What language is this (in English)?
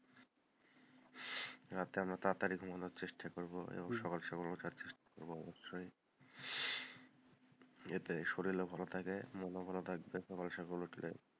Bangla